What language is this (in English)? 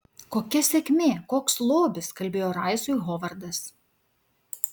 Lithuanian